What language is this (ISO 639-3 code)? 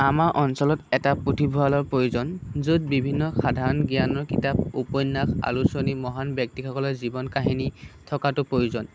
asm